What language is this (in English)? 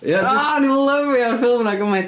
Welsh